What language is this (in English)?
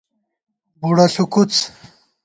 Gawar-Bati